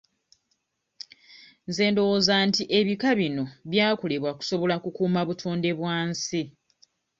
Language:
Ganda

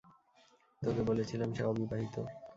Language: Bangla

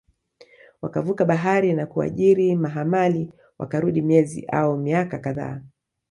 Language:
Swahili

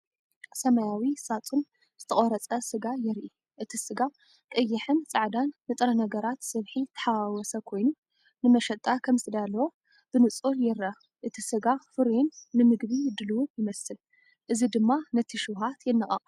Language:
Tigrinya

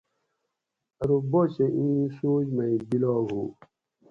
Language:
Gawri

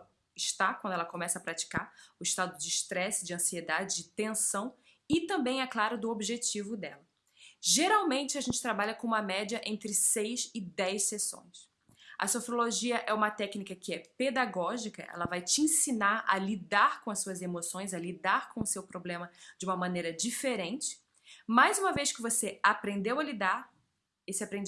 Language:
Portuguese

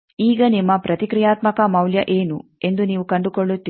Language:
Kannada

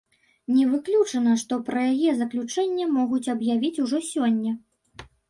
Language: Belarusian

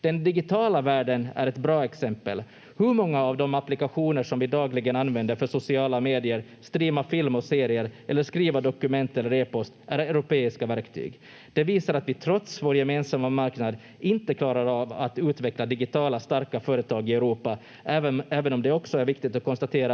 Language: Finnish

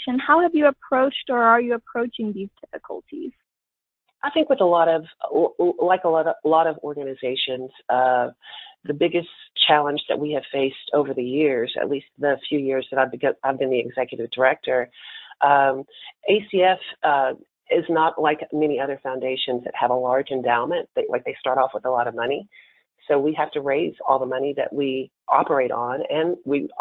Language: English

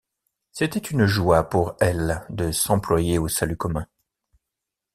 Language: French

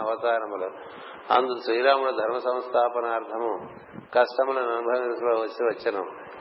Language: Telugu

